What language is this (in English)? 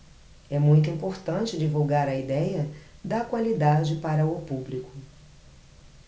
Portuguese